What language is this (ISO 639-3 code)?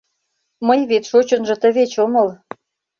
chm